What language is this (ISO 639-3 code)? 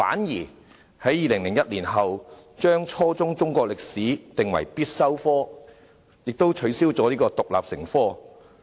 yue